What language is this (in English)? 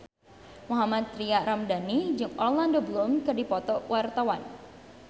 Sundanese